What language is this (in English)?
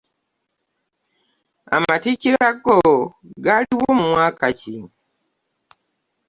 Ganda